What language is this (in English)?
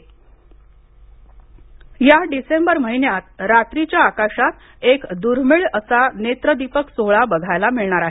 Marathi